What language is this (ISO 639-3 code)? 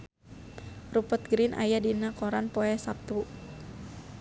sun